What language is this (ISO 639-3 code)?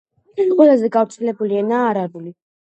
kat